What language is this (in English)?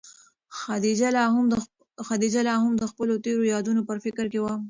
Pashto